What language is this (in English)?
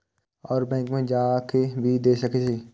Maithili